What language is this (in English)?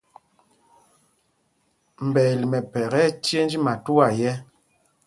Mpumpong